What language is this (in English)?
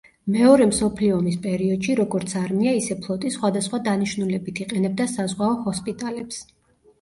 Georgian